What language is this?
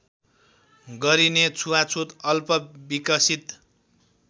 Nepali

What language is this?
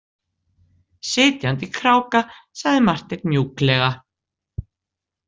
Icelandic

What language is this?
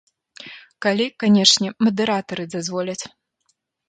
Belarusian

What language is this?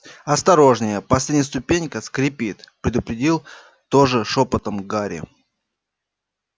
Russian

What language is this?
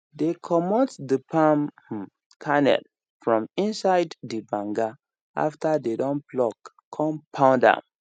Nigerian Pidgin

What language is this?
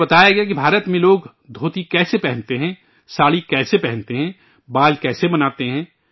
Urdu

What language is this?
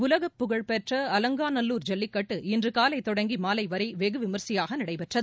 Tamil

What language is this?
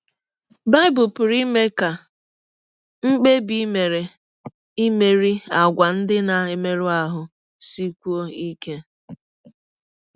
Igbo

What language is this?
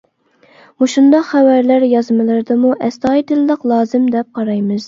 Uyghur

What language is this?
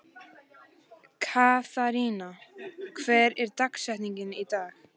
Icelandic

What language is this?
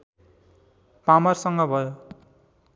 Nepali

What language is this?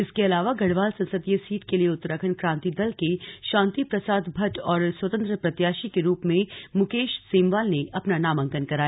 Hindi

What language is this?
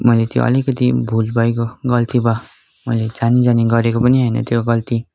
Nepali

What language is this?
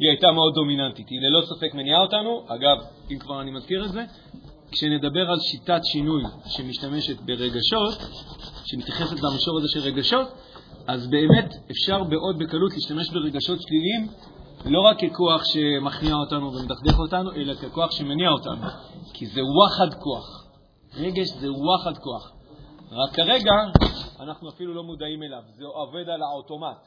Hebrew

